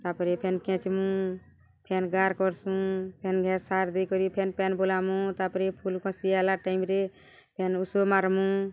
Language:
Odia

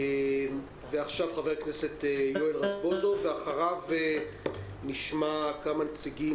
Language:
Hebrew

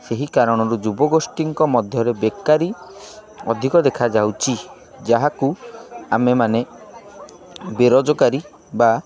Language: Odia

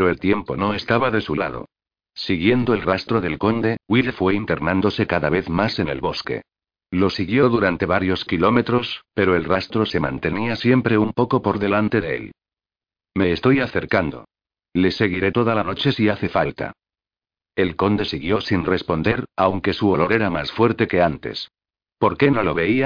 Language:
Spanish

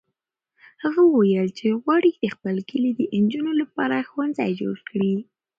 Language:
Pashto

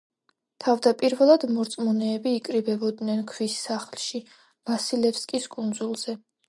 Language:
Georgian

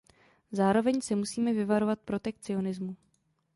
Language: Czech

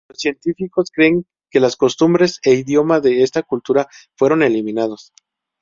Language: Spanish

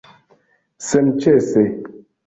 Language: Esperanto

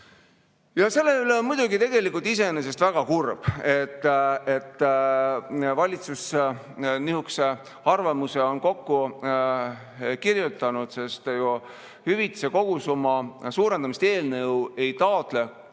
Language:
Estonian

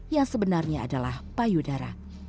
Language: Indonesian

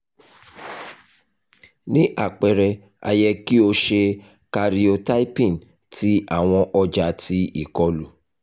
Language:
Yoruba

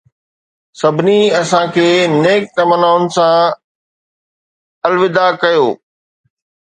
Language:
Sindhi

